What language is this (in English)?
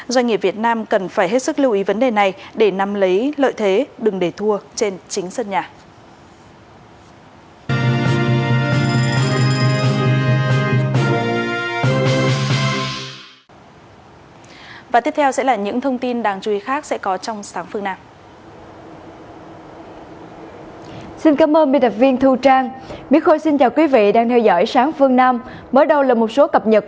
Vietnamese